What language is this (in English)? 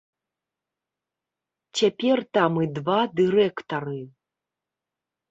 Belarusian